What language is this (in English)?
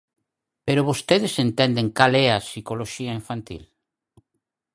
Galician